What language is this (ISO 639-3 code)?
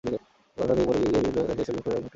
ben